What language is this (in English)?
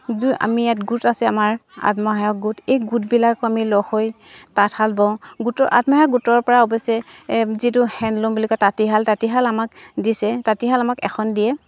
Assamese